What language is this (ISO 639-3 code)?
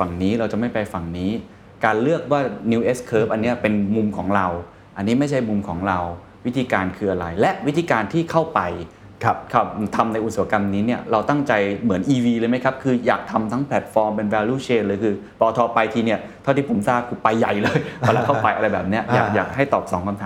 tha